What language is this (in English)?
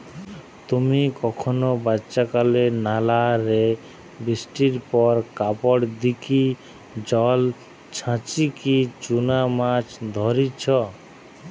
Bangla